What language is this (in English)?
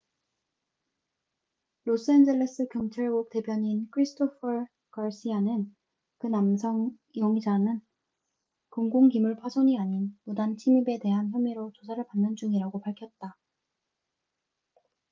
Korean